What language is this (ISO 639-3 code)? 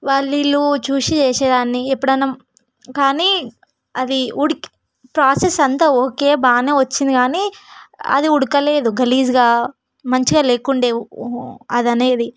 tel